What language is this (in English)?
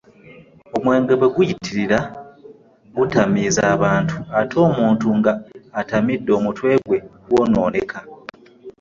Ganda